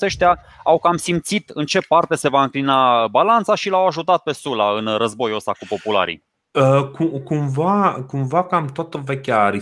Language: Romanian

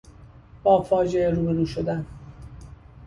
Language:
Persian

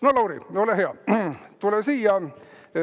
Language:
Estonian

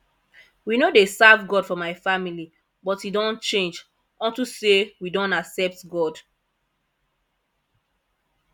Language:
Nigerian Pidgin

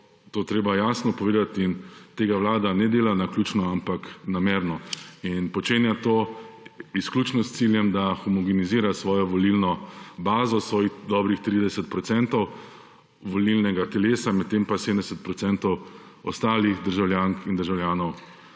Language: Slovenian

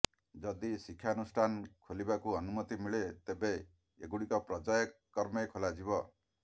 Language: Odia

